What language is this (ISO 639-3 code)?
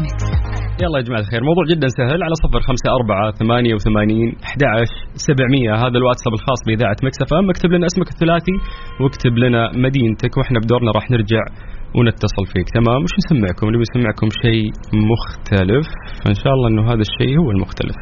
ara